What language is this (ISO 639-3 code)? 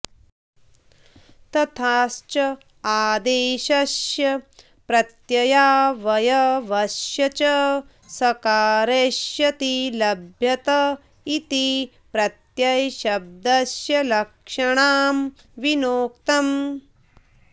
san